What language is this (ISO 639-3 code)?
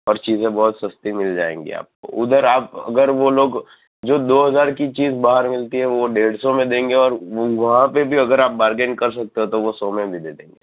guj